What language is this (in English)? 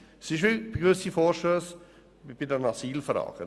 Swiss German